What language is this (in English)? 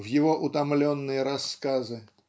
Russian